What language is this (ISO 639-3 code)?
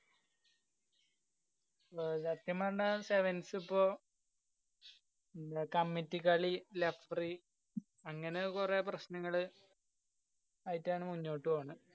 mal